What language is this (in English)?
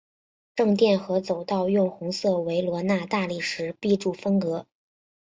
Chinese